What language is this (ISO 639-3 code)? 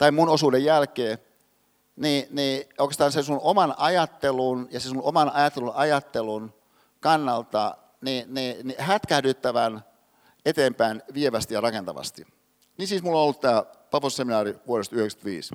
fin